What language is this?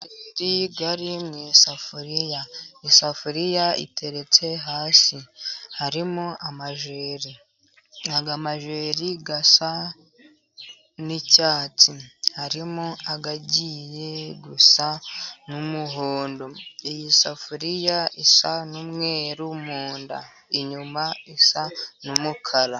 Kinyarwanda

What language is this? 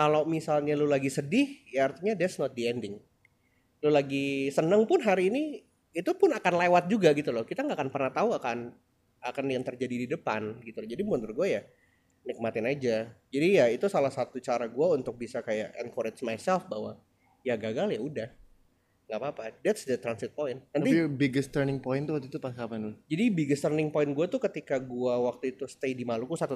Indonesian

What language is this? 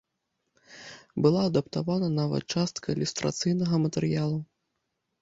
Belarusian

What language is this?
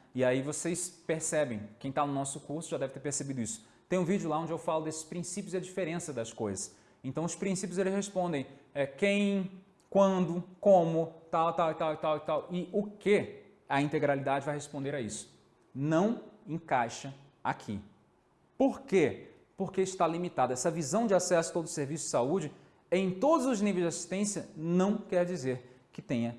Portuguese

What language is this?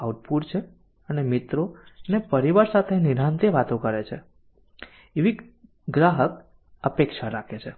Gujarati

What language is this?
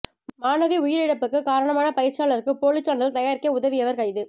Tamil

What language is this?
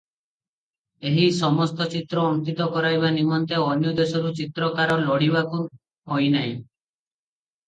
Odia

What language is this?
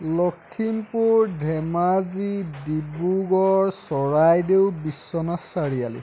Assamese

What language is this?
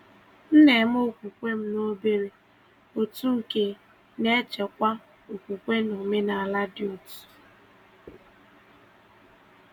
Igbo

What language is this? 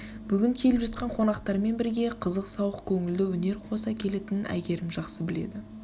Kazakh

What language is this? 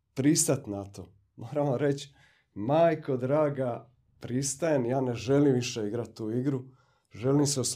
Croatian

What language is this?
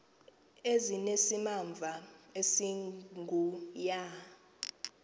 Xhosa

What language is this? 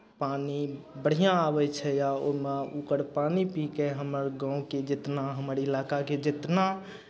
Maithili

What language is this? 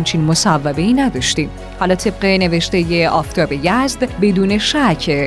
Persian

